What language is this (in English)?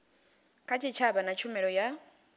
Venda